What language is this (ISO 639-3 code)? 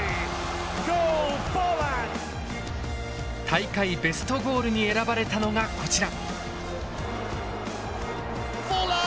jpn